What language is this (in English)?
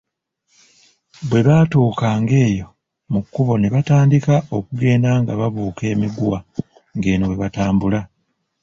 Ganda